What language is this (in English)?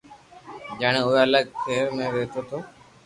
Loarki